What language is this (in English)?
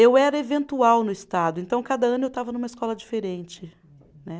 Portuguese